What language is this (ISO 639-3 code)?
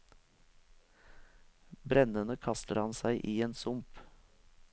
nor